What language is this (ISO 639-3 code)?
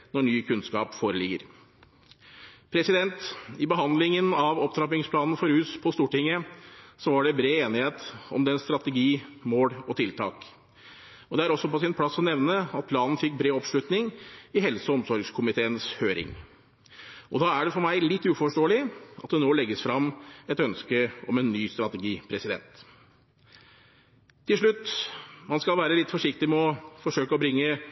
nob